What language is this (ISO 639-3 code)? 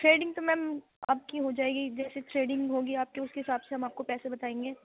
urd